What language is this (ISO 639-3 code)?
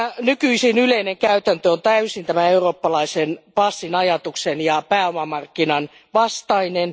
fin